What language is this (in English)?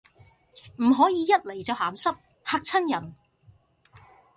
Cantonese